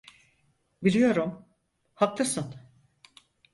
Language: Turkish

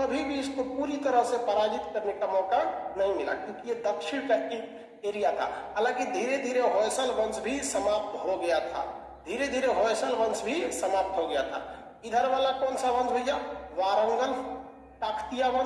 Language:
Hindi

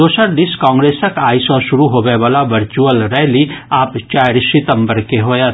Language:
Maithili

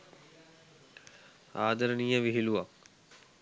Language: Sinhala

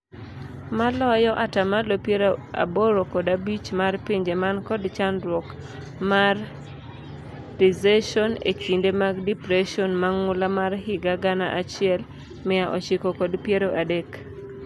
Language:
Luo (Kenya and Tanzania)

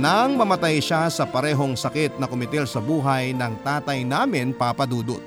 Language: Filipino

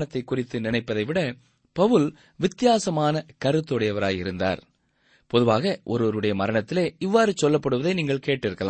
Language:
Tamil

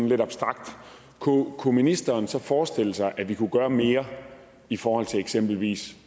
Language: Danish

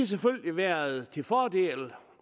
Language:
Danish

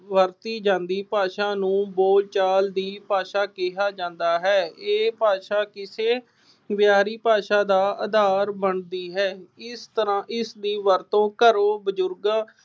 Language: Punjabi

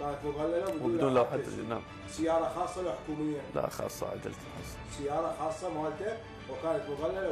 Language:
Arabic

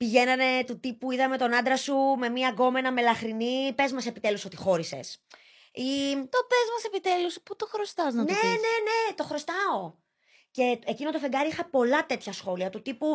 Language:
Greek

